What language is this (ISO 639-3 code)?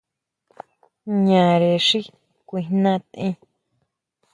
mau